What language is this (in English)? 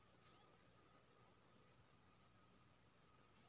Maithili